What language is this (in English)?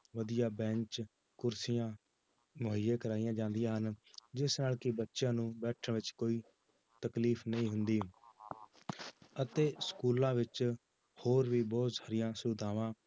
Punjabi